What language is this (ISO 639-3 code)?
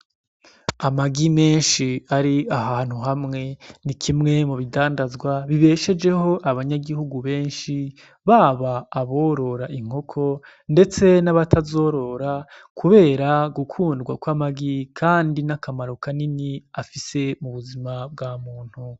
run